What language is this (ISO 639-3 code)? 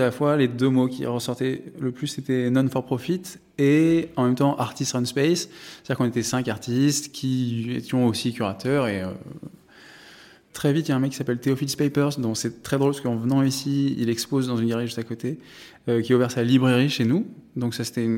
fra